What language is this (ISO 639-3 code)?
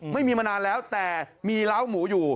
tha